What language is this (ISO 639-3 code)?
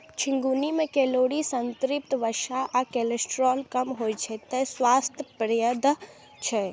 mai